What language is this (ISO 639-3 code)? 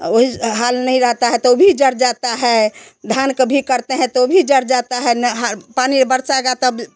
hin